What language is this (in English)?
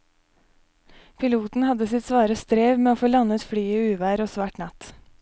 Norwegian